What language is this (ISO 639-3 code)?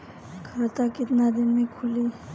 bho